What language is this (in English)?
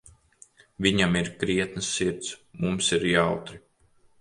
Latvian